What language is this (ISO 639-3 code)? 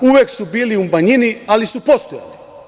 srp